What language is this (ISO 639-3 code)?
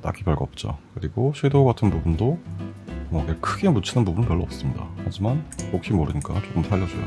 kor